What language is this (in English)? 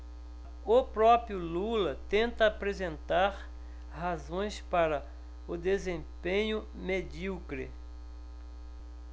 Portuguese